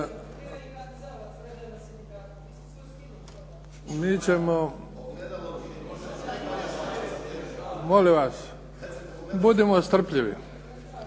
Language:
Croatian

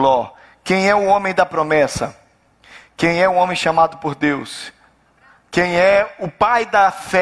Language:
Portuguese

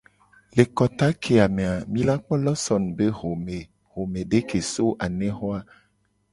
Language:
Gen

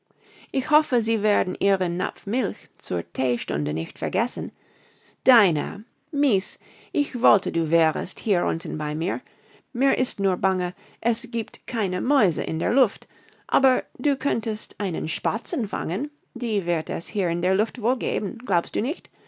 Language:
German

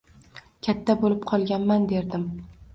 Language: Uzbek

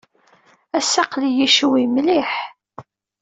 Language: Kabyle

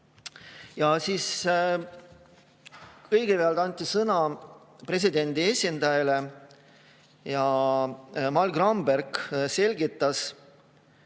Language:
Estonian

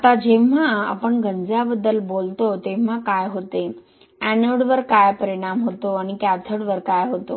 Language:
Marathi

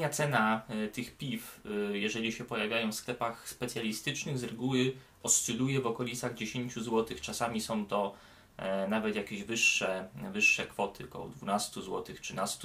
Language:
Polish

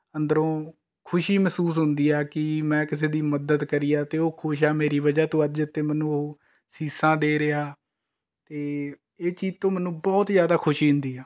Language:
Punjabi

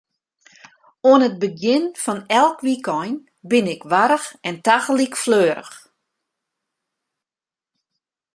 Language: Western Frisian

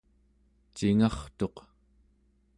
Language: Central Yupik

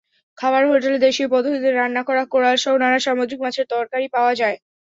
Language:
Bangla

